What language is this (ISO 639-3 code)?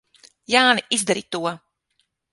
lav